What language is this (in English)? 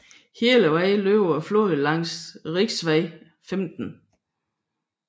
Danish